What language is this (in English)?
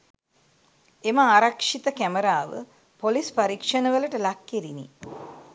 Sinhala